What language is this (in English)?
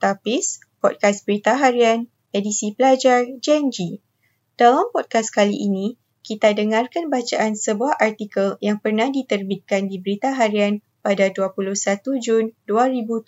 Malay